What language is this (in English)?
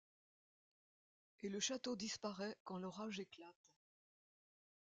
French